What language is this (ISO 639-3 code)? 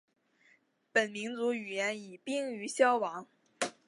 zho